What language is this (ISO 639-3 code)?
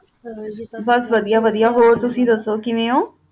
pan